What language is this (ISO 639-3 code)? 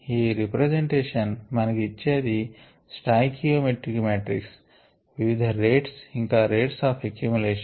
tel